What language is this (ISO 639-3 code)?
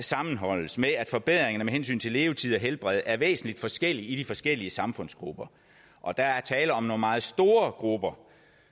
dan